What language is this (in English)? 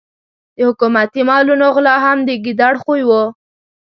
Pashto